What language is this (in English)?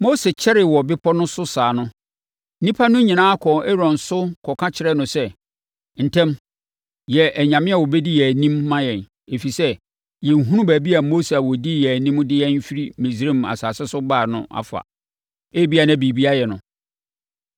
Akan